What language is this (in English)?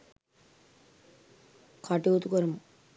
Sinhala